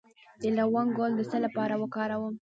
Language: Pashto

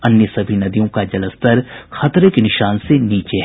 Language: Hindi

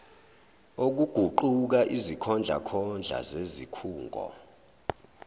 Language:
Zulu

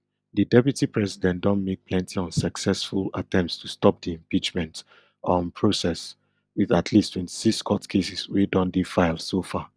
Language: Nigerian Pidgin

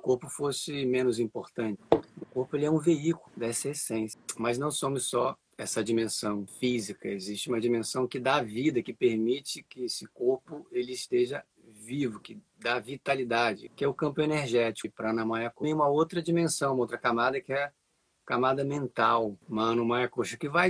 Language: Portuguese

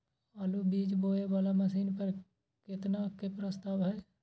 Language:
Maithili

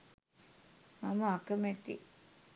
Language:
Sinhala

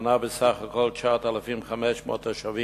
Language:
Hebrew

